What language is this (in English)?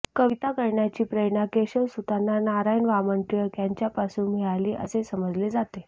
Marathi